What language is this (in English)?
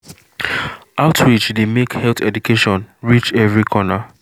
Nigerian Pidgin